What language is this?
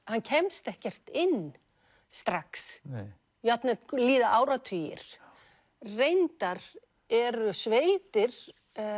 Icelandic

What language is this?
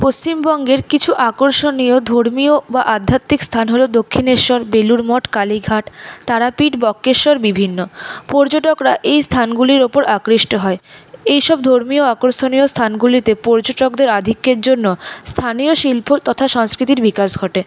Bangla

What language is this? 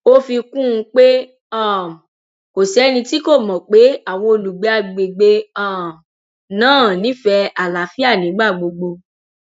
Yoruba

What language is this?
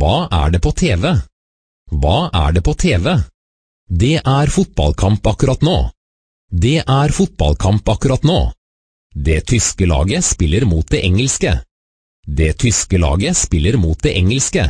Norwegian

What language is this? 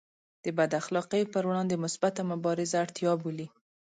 Pashto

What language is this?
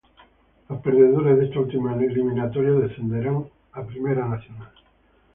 Spanish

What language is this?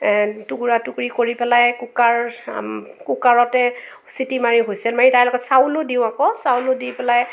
Assamese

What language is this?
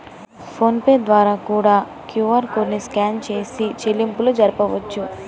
Telugu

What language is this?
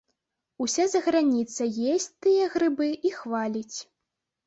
Belarusian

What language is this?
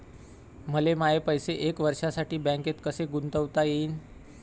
Marathi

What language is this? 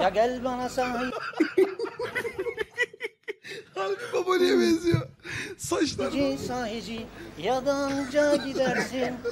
Turkish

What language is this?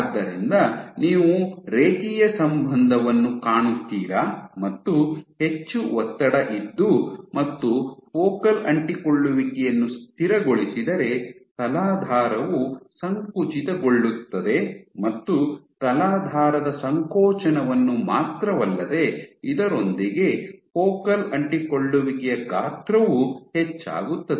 Kannada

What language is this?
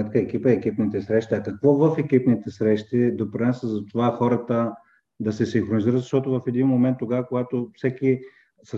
Bulgarian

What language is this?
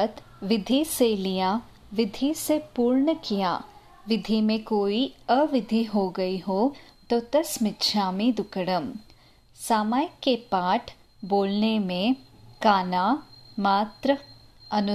Hindi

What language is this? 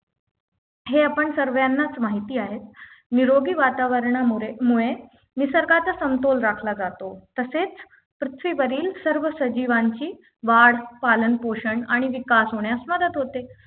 Marathi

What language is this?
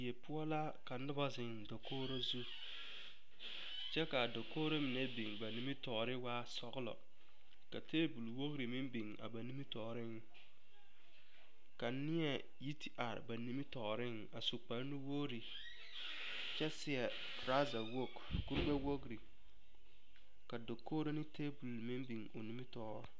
Southern Dagaare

